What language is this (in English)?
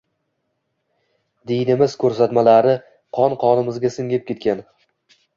Uzbek